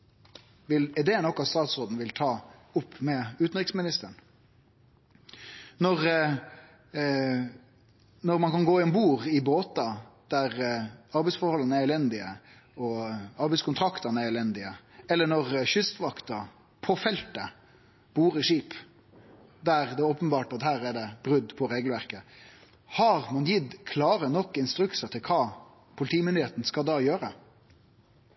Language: Norwegian Nynorsk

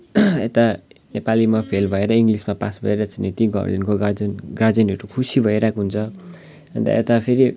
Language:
Nepali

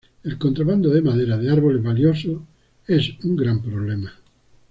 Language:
Spanish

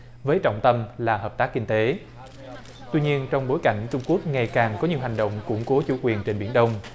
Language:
Vietnamese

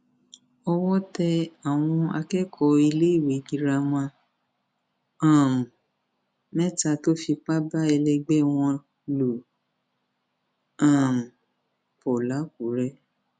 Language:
Yoruba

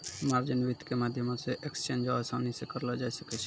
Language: Maithili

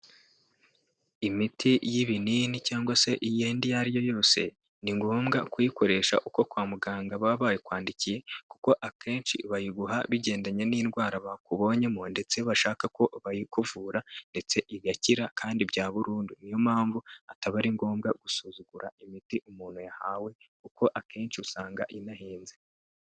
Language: Kinyarwanda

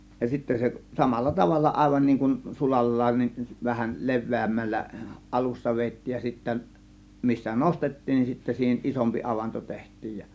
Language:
Finnish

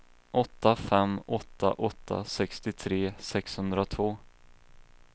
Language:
Swedish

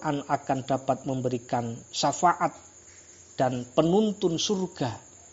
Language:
Indonesian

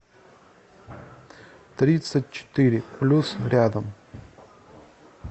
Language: Russian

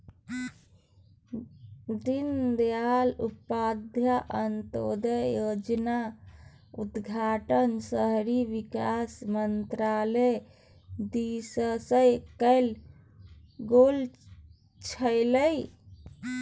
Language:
Maithili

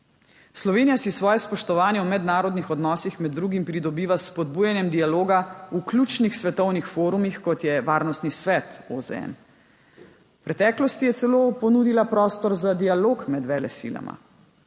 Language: Slovenian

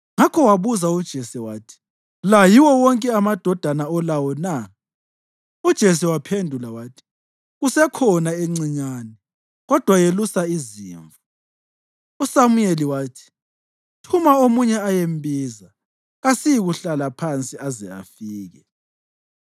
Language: North Ndebele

